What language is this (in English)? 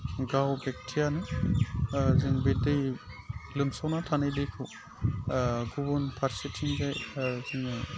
Bodo